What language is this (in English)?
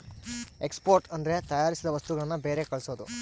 Kannada